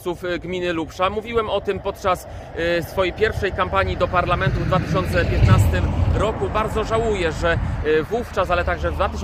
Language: Polish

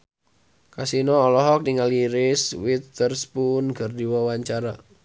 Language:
Sundanese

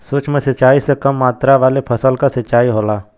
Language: Bhojpuri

